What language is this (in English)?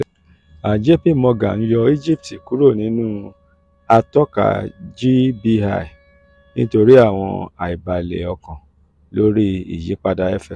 Yoruba